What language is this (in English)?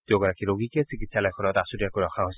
Assamese